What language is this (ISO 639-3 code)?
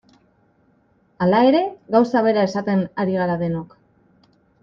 eus